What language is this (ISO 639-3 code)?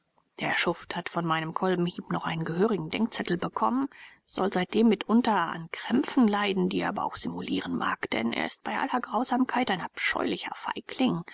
deu